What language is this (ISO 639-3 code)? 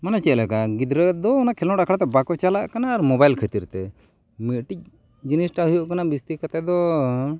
sat